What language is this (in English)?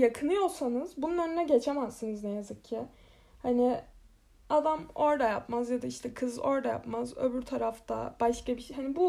Turkish